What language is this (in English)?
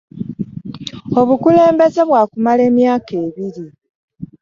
Ganda